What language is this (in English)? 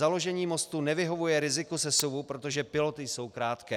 Czech